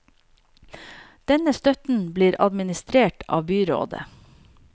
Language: Norwegian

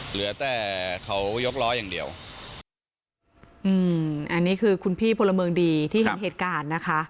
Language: Thai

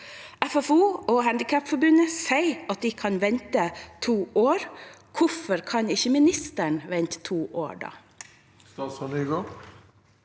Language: Norwegian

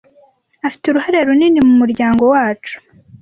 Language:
Kinyarwanda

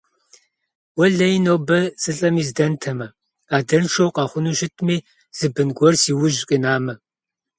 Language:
Kabardian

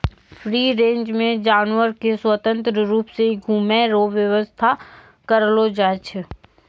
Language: Maithili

